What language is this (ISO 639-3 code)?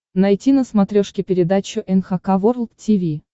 rus